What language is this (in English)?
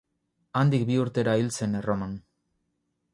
Basque